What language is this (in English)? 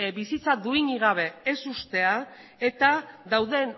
Basque